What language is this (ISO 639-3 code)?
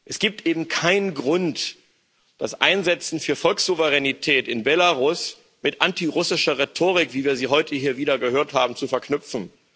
deu